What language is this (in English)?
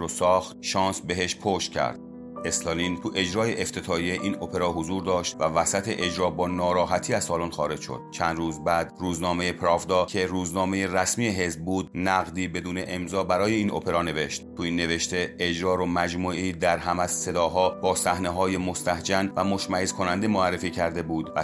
Persian